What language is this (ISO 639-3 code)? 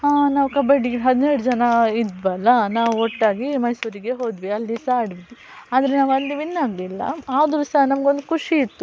kan